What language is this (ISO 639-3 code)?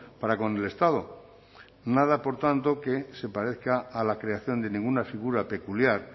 spa